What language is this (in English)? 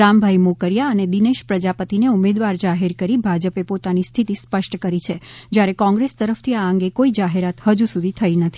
Gujarati